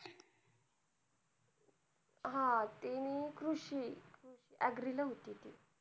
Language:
Marathi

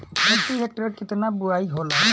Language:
Bhojpuri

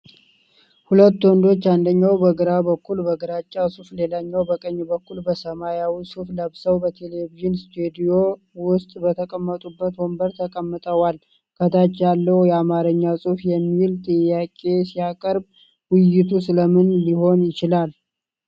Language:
Amharic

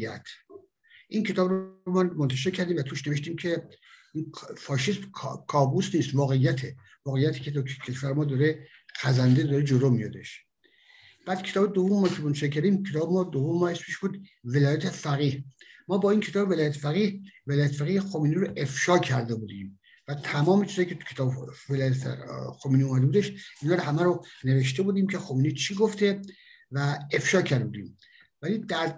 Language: Persian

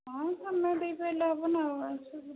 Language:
Odia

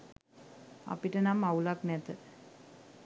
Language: Sinhala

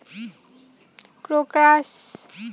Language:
Bangla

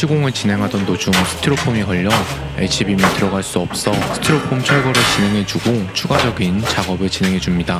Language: Korean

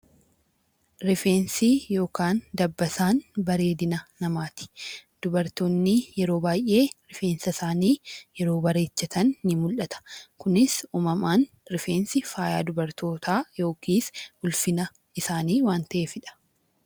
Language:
Oromo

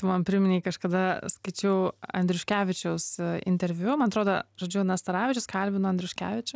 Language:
Lithuanian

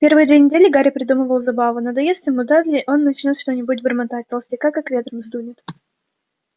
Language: Russian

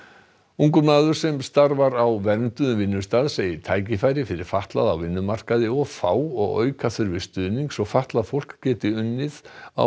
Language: Icelandic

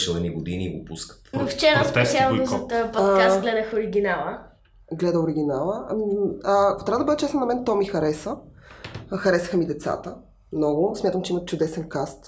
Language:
Bulgarian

